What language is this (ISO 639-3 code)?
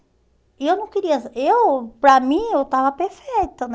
por